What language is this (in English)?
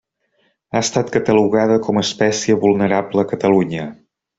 Catalan